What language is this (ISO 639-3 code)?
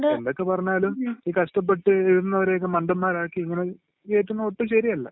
mal